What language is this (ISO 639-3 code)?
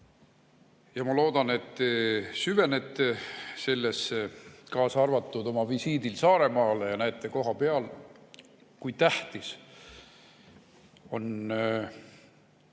est